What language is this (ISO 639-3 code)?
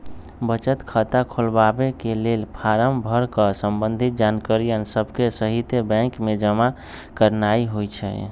mag